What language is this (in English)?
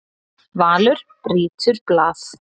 Icelandic